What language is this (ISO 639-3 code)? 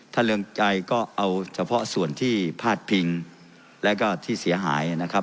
tha